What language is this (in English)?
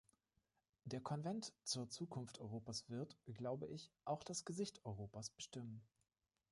German